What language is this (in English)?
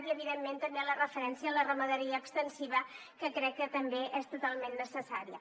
Catalan